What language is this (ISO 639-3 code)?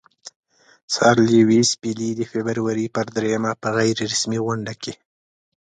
pus